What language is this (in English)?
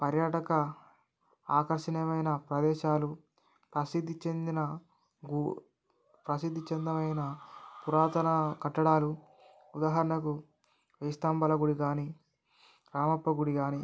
Telugu